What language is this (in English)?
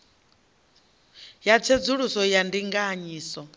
Venda